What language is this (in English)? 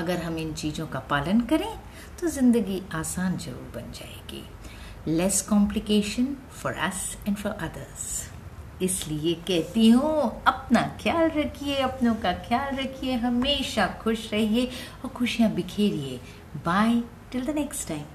Hindi